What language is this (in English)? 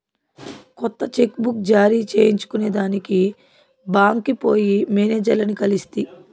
Telugu